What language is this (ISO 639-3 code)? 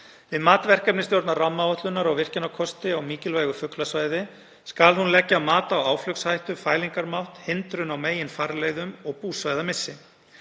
isl